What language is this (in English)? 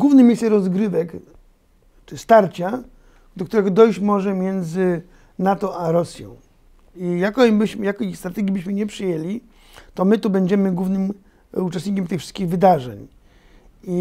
Polish